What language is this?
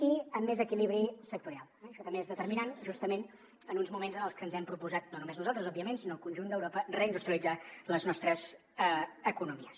Catalan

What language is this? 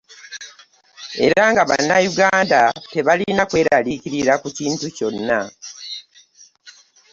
Ganda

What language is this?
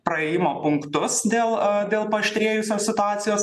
Lithuanian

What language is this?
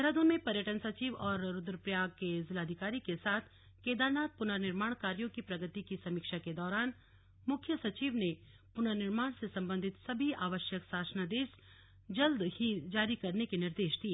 Hindi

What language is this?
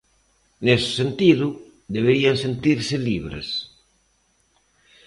Galician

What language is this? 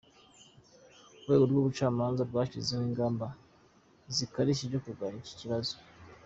Kinyarwanda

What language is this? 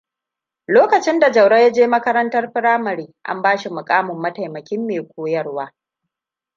Hausa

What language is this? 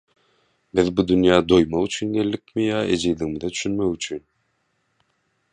Turkmen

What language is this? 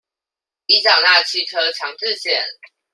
Chinese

